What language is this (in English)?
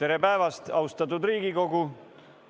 Estonian